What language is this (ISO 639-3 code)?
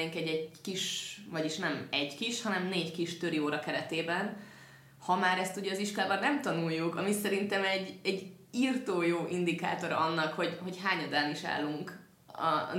hun